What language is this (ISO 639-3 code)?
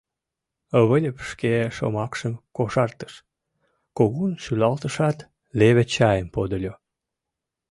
chm